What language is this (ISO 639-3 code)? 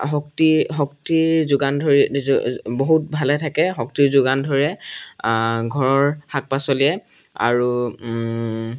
asm